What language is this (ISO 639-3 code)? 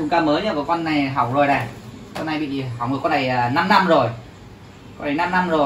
vie